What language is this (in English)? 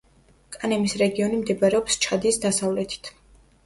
Georgian